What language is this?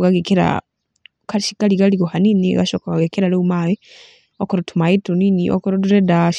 Kikuyu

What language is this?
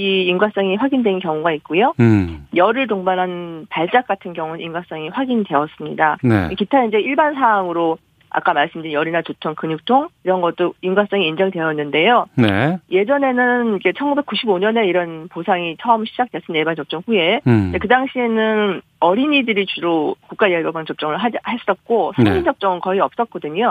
Korean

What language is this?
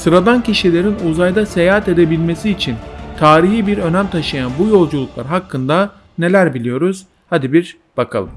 Turkish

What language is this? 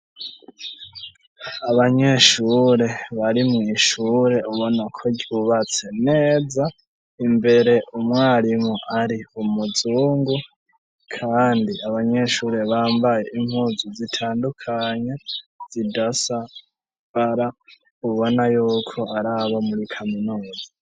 Rundi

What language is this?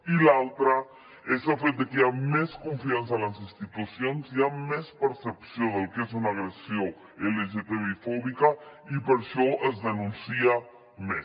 Catalan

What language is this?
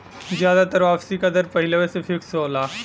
Bhojpuri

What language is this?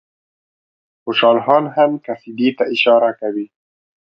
Pashto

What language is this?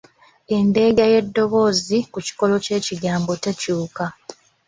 Ganda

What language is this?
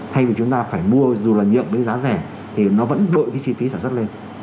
Vietnamese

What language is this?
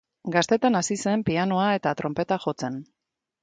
Basque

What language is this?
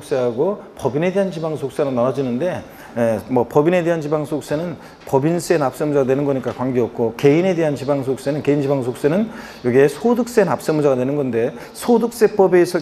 Korean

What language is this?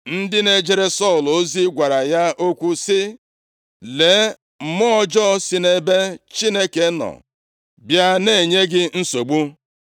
Igbo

